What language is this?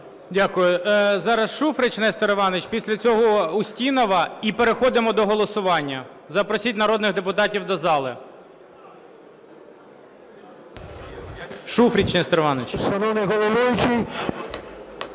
Ukrainian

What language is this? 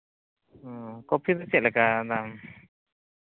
Santali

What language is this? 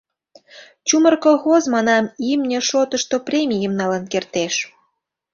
Mari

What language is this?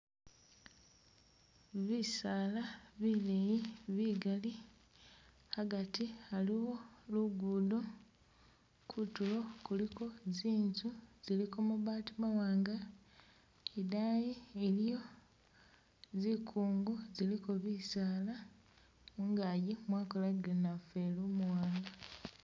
Masaaba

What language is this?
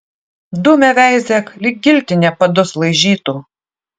Lithuanian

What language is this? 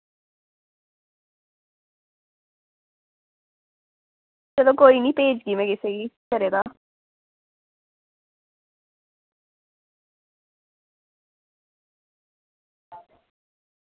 Dogri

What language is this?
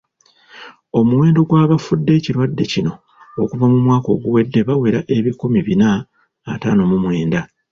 Ganda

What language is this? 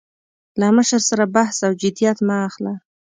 Pashto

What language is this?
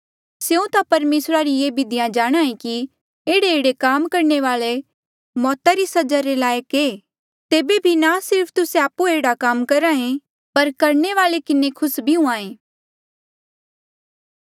Mandeali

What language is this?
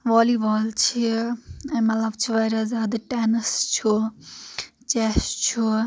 Kashmiri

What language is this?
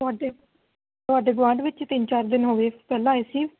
Punjabi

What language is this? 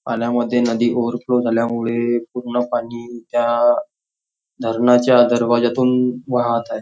Marathi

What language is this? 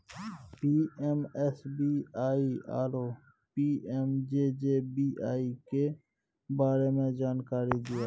Maithili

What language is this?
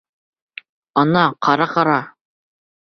Bashkir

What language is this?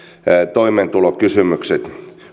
Finnish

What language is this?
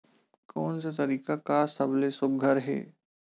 Chhattisgarhi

